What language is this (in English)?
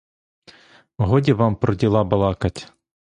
Ukrainian